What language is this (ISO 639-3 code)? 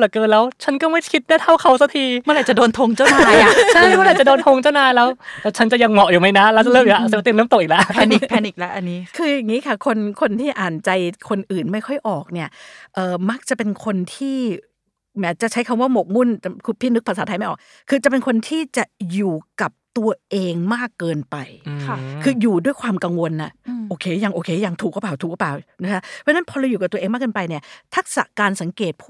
tha